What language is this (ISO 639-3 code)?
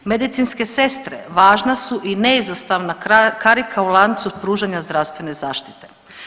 hrv